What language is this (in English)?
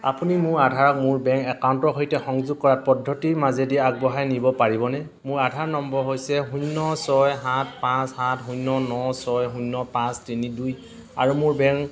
Assamese